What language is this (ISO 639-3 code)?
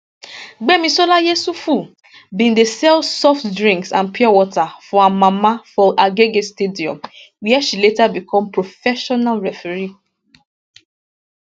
pcm